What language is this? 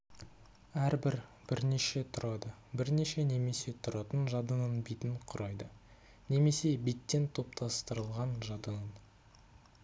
Kazakh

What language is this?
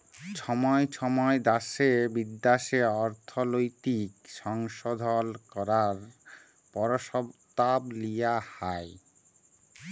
Bangla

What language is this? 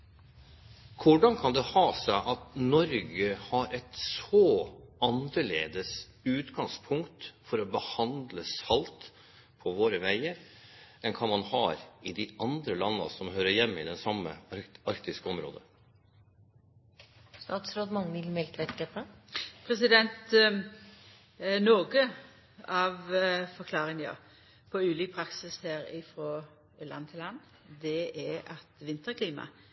Norwegian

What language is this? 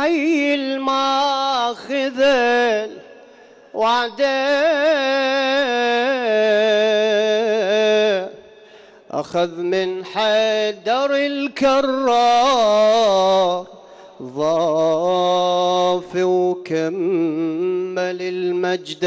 Arabic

